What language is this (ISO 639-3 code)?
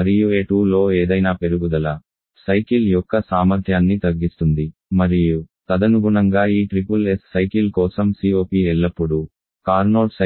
tel